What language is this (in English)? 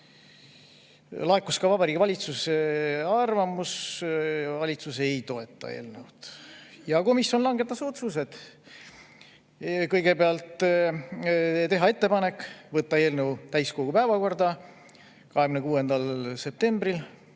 Estonian